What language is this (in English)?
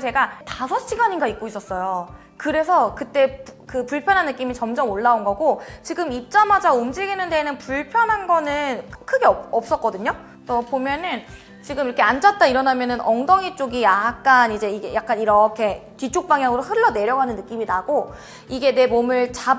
Korean